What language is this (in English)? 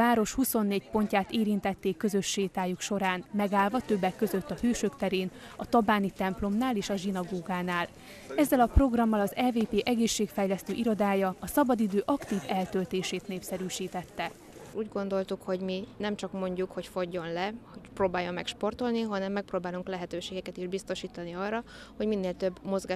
Hungarian